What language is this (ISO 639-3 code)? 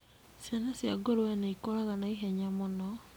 kik